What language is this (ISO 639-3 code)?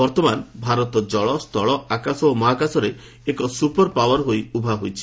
ori